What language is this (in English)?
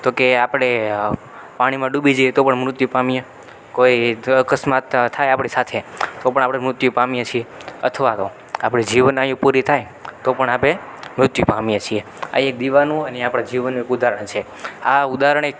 Gujarati